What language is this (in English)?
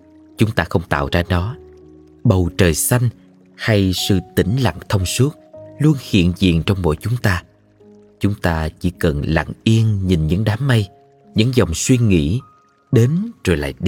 Vietnamese